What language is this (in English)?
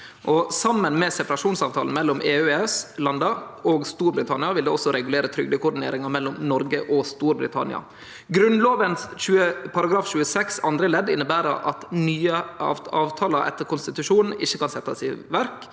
Norwegian